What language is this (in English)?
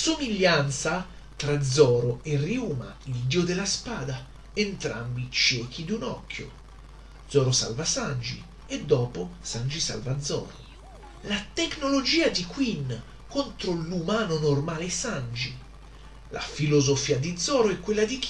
Italian